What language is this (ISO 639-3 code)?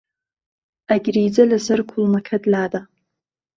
ckb